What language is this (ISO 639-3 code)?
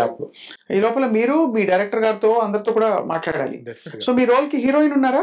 tel